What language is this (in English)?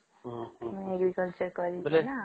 Odia